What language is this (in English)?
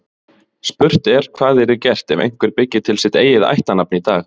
Icelandic